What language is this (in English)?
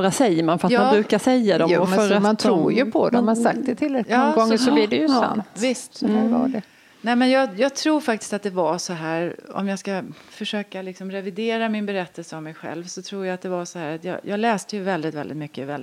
Swedish